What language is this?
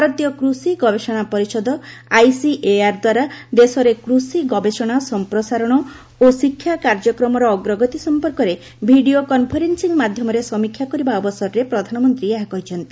Odia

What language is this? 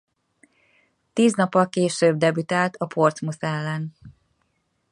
Hungarian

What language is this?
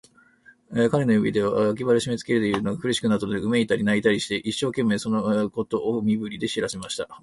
Japanese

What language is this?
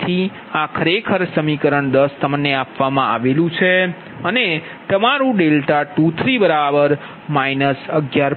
Gujarati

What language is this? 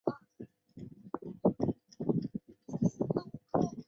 Chinese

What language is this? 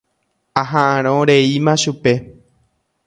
Guarani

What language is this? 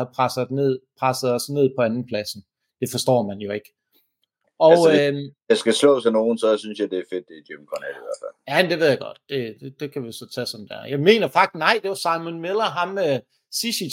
Danish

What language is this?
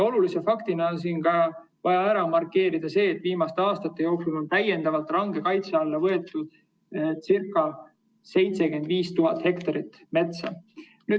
Estonian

